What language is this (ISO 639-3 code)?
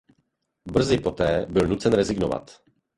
ces